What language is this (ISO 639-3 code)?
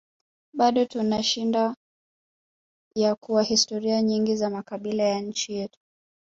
swa